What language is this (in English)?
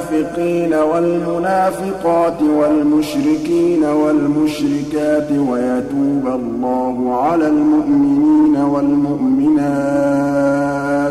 Arabic